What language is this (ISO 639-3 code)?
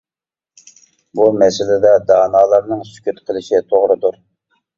uig